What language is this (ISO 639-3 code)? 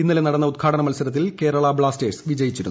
mal